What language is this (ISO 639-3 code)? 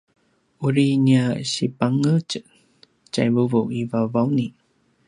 pwn